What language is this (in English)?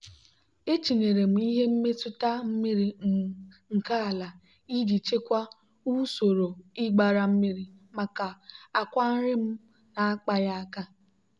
Igbo